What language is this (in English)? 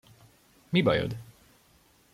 Hungarian